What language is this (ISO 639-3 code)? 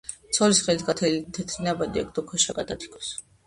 kat